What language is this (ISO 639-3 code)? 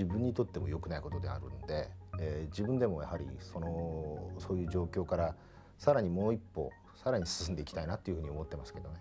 jpn